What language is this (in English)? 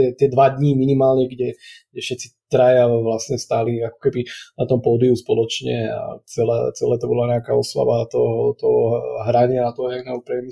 Slovak